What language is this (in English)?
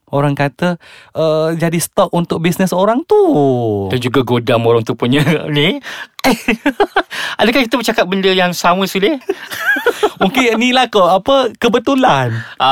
Malay